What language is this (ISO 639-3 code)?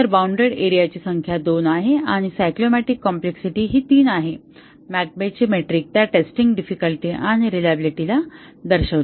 mar